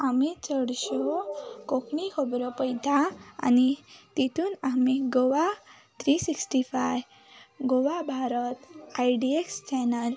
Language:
Konkani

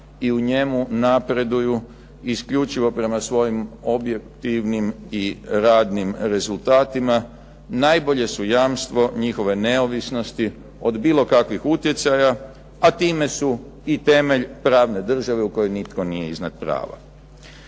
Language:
Croatian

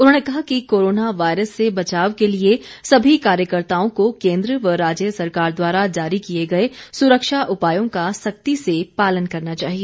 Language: Hindi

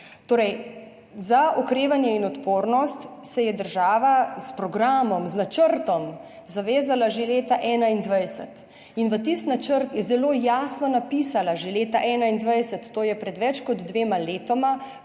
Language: Slovenian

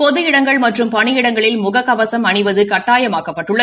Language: Tamil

